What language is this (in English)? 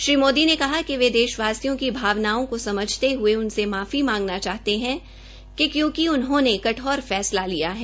Hindi